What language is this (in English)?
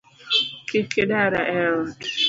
Luo (Kenya and Tanzania)